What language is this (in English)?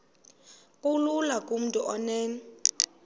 Xhosa